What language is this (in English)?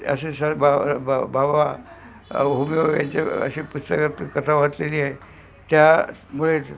Marathi